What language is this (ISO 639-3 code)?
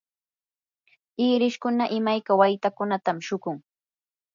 qur